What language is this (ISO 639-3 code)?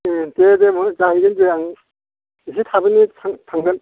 brx